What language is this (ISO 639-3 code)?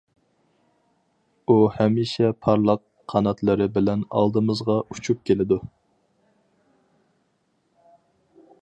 uig